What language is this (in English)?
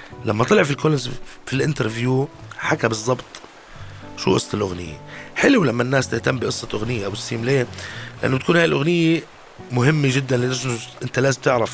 Arabic